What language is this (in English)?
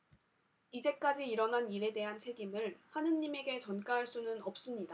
Korean